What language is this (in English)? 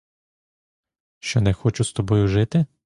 Ukrainian